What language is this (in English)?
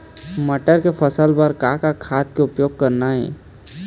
Chhattisgarhi